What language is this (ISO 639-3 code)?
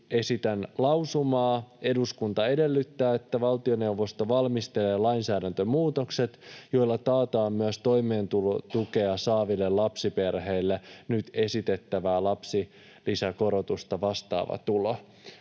fin